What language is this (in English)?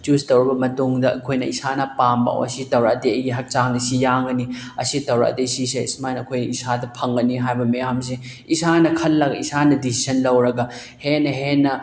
Manipuri